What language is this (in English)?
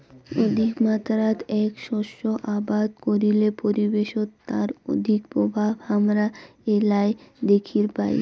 Bangla